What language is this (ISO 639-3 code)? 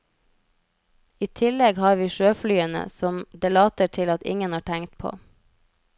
nor